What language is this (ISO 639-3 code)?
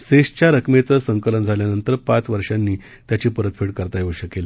mar